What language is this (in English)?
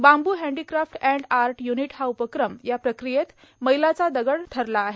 Marathi